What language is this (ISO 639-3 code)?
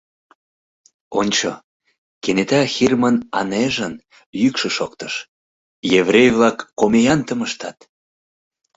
chm